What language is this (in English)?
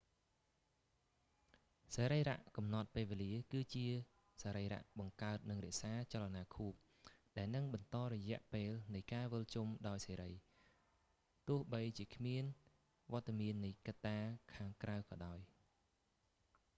Khmer